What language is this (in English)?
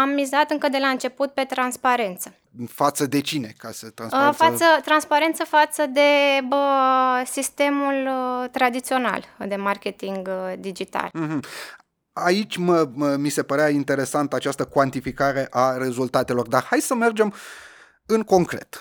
Romanian